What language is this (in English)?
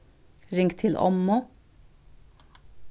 Faroese